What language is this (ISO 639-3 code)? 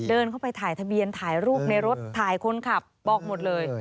tha